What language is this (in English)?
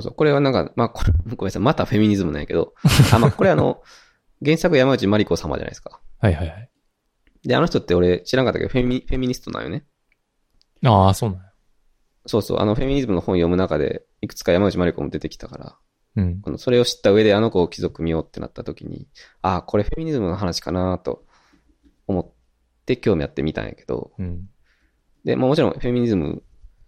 Japanese